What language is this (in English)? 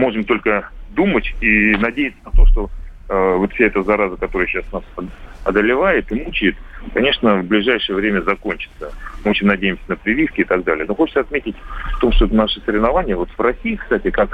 Russian